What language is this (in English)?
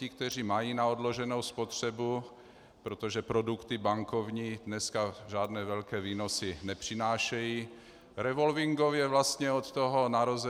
Czech